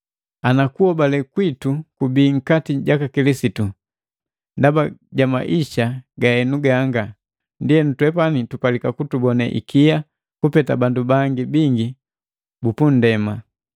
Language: Matengo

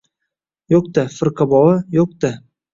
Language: Uzbek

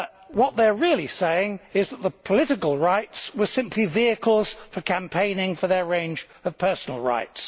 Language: English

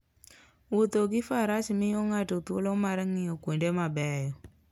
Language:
Luo (Kenya and Tanzania)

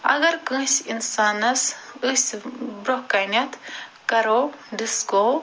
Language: Kashmiri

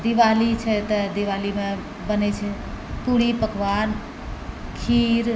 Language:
Maithili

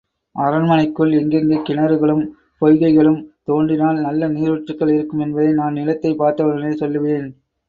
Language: Tamil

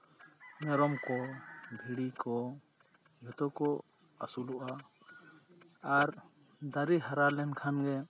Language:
Santali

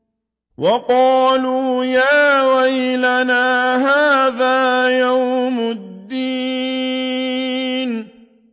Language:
Arabic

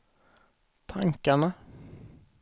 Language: Swedish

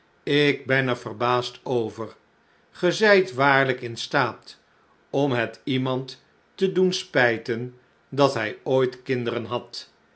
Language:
Dutch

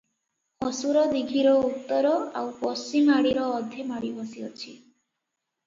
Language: Odia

